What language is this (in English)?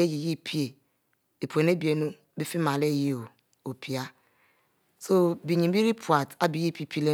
Mbe